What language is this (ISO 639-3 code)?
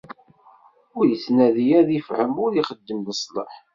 kab